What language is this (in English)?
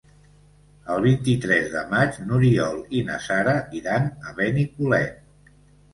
Catalan